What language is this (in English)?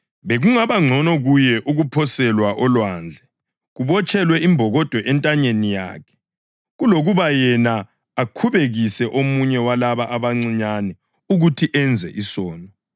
North Ndebele